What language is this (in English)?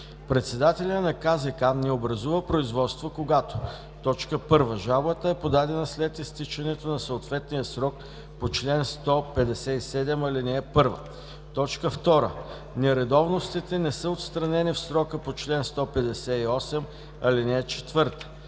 Bulgarian